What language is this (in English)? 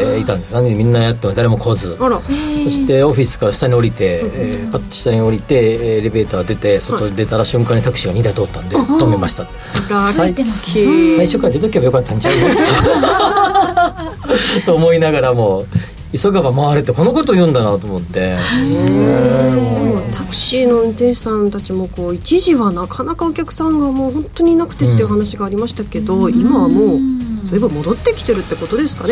Japanese